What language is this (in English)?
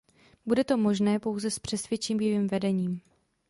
Czech